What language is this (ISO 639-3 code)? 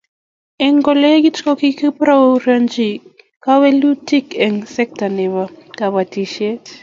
kln